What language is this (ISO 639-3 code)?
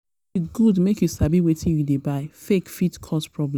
pcm